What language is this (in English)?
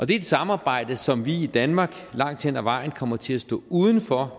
Danish